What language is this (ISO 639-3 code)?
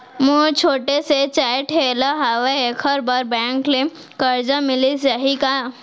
hne